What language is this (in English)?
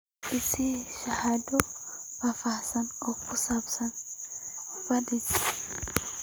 Somali